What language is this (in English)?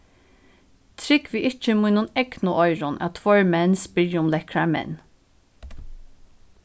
Faroese